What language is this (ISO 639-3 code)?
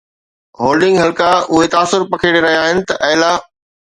snd